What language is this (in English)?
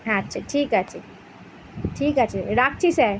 Bangla